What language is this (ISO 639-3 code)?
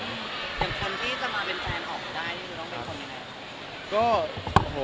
tha